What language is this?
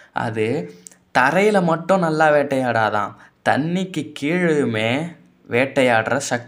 Indonesian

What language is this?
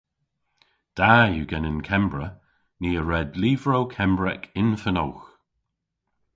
Cornish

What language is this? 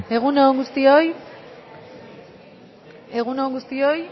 Basque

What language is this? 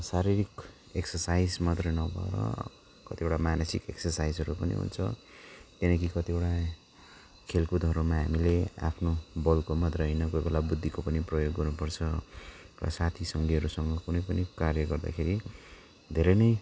Nepali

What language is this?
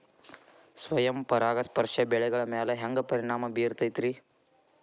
Kannada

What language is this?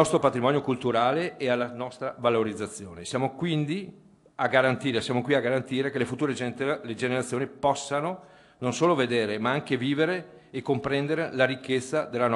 Italian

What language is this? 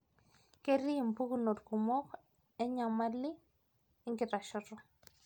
Masai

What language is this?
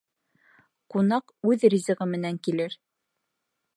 Bashkir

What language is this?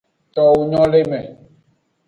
Aja (Benin)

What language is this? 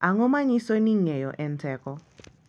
Luo (Kenya and Tanzania)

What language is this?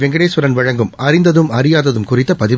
Tamil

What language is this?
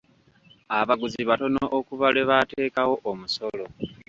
Ganda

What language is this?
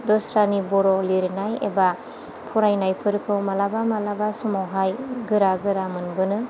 Bodo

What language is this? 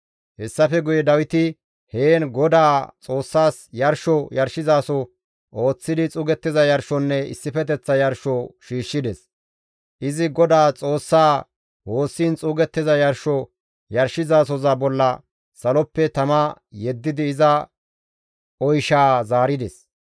Gamo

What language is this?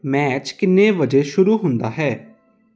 Punjabi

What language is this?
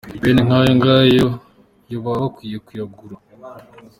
Kinyarwanda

